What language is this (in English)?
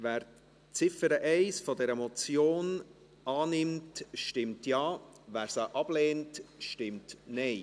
Swiss German